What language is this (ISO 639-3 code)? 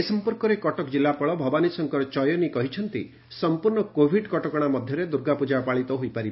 ori